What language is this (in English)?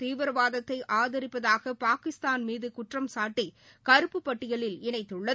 Tamil